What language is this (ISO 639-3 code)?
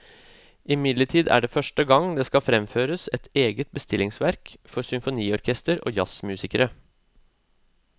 nor